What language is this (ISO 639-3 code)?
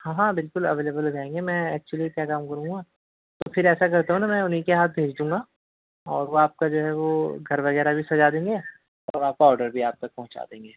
urd